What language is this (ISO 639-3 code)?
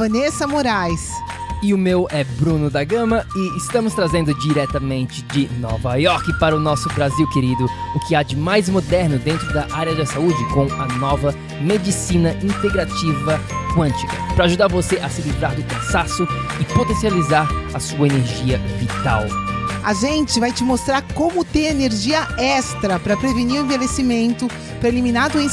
por